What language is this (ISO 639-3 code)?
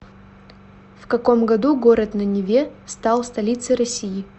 rus